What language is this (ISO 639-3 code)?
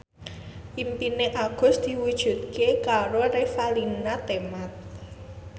jav